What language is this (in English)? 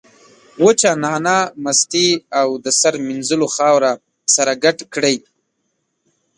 Pashto